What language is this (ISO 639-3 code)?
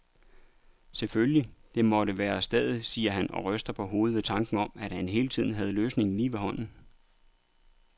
dan